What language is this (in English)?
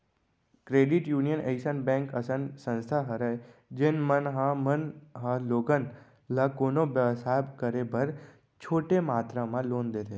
Chhattisgarhi